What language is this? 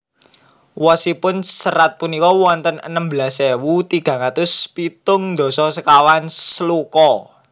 Javanese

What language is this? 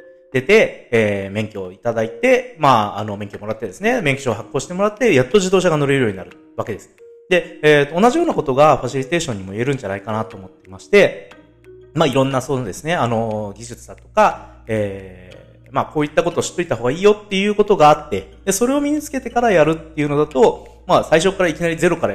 Japanese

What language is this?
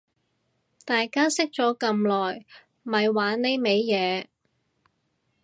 Cantonese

